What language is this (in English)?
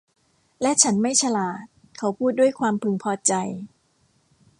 Thai